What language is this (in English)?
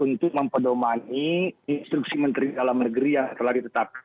Indonesian